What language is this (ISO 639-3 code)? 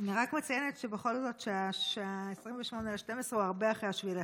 heb